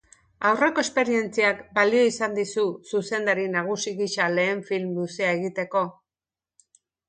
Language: Basque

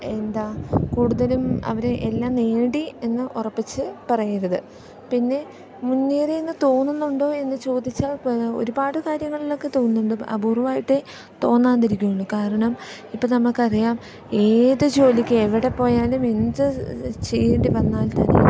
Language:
Malayalam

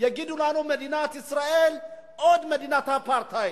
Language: Hebrew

